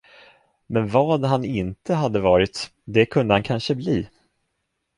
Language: Swedish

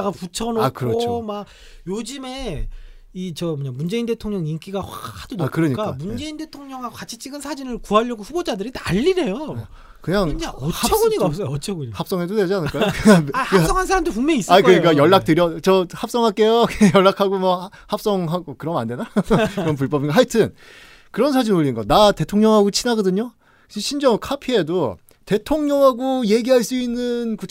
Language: Korean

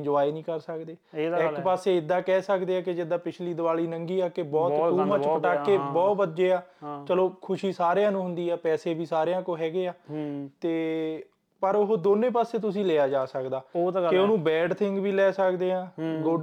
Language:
Punjabi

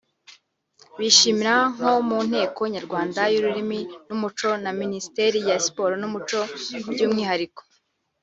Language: Kinyarwanda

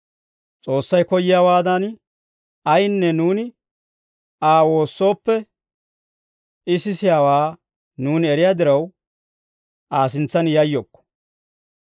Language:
Dawro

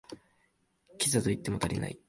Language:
Japanese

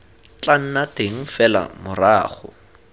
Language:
Tswana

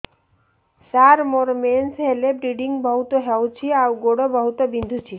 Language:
Odia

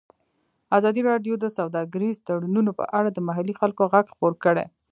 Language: Pashto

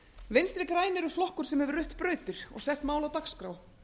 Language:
Icelandic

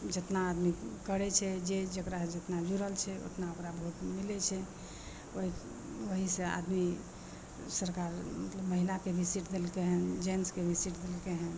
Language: Maithili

